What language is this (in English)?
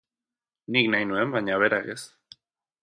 Basque